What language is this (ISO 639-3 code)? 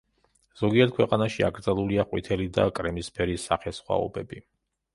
kat